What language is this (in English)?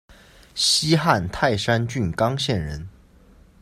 Chinese